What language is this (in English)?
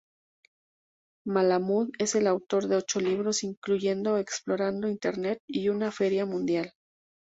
Spanish